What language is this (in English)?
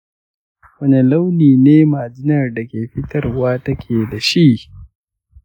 Hausa